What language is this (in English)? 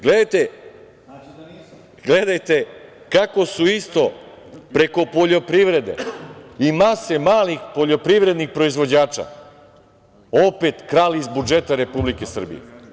Serbian